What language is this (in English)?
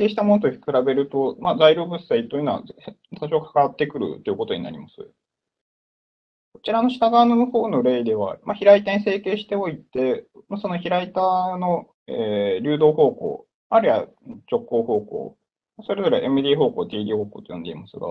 Japanese